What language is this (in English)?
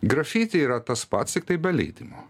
Lithuanian